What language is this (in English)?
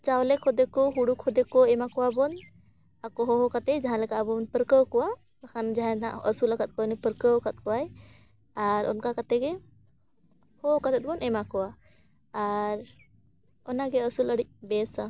Santali